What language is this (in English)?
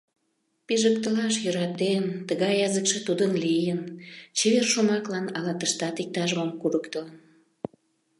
Mari